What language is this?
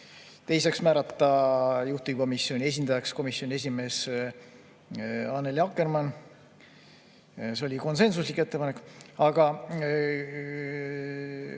Estonian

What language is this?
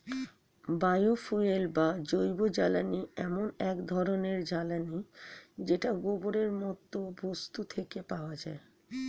Bangla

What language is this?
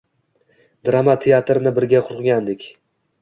Uzbek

